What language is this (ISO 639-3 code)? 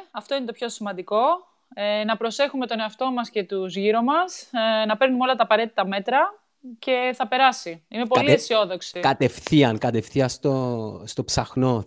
ell